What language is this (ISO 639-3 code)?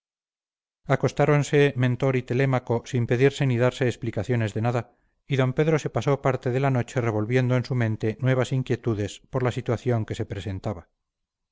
spa